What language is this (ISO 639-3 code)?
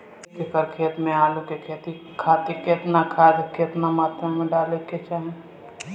bho